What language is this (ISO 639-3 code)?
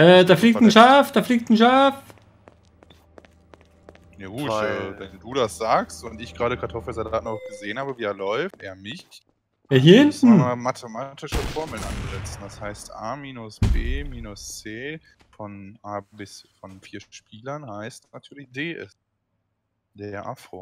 deu